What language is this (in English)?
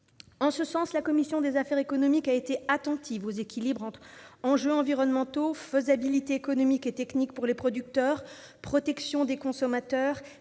French